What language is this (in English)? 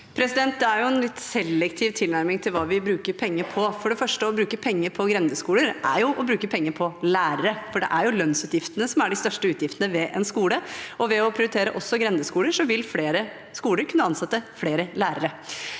Norwegian